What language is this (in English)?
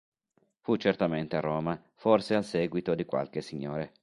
Italian